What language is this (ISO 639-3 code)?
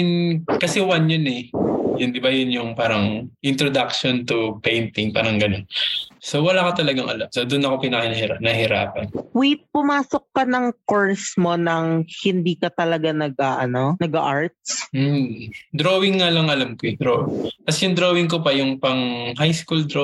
fil